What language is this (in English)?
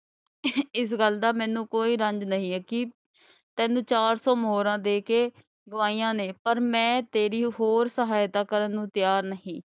Punjabi